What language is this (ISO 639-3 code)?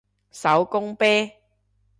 yue